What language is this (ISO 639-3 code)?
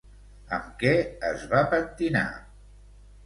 cat